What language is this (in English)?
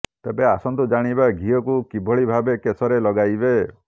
Odia